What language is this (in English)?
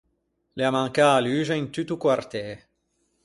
Ligurian